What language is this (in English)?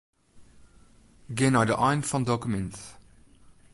Western Frisian